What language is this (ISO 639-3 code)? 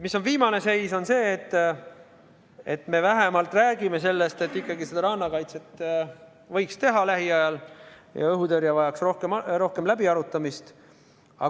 est